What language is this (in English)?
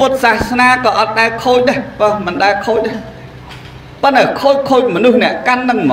Thai